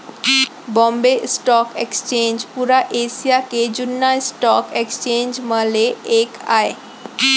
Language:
Chhattisgarhi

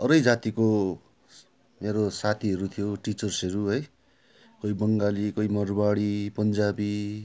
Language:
Nepali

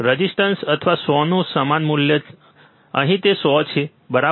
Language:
Gujarati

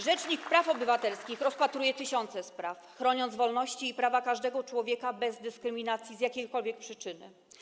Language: Polish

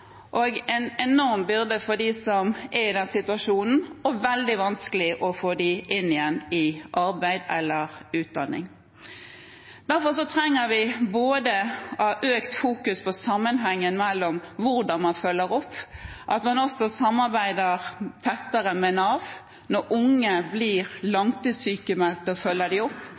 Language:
Norwegian Bokmål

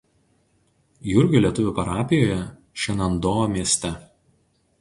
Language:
Lithuanian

